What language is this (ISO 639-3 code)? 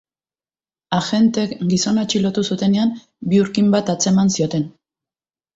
eus